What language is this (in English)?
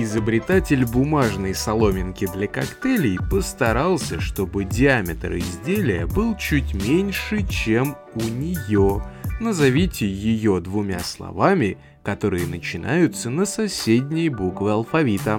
Russian